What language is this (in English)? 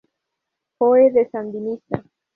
Spanish